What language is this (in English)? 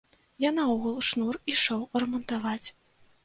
Belarusian